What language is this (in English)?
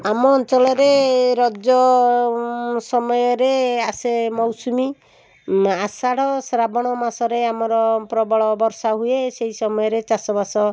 Odia